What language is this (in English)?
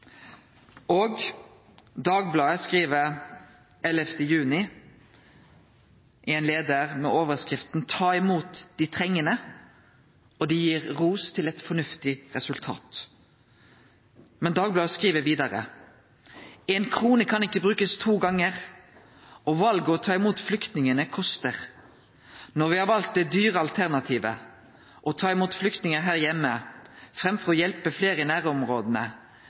Norwegian Nynorsk